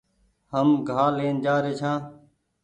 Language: Goaria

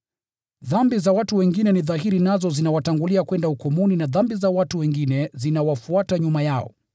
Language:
Swahili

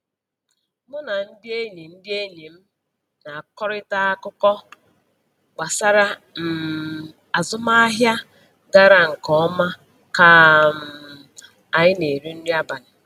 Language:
Igbo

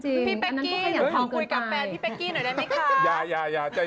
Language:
Thai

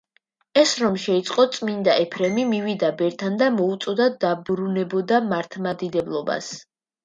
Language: Georgian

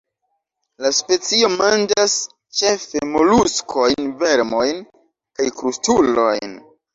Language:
Esperanto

